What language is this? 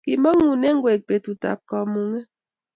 Kalenjin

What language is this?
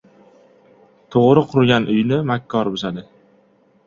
Uzbek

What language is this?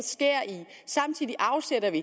Danish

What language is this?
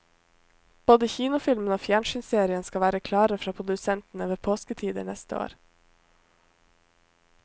Norwegian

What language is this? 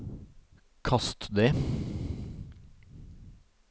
Norwegian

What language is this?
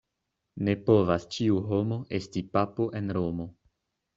Esperanto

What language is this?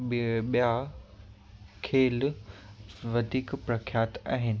Sindhi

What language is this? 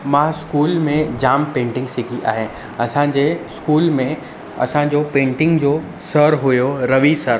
Sindhi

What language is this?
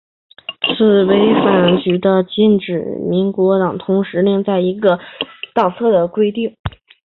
Chinese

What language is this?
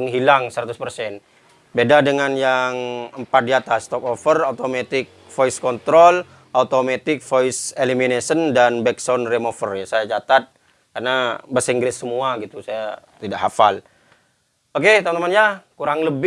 Indonesian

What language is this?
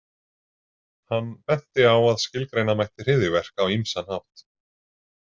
Icelandic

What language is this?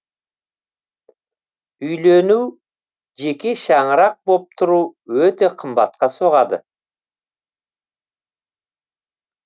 Kazakh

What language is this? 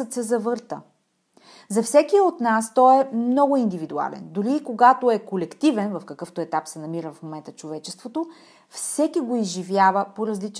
Bulgarian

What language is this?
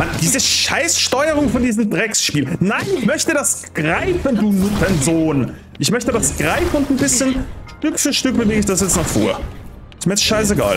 German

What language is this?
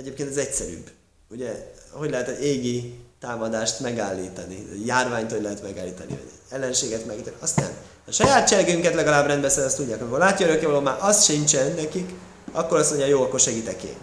Hungarian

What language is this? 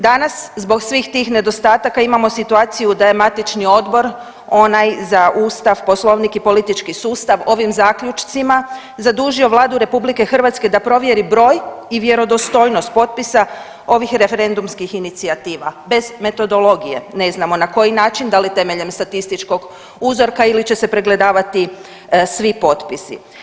Croatian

